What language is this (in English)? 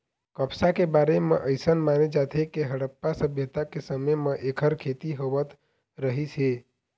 Chhattisgarhi